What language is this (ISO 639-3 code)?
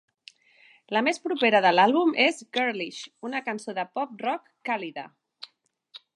cat